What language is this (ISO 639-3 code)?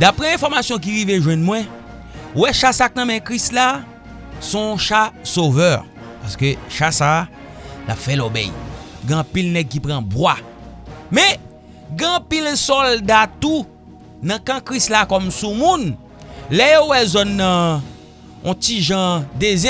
fra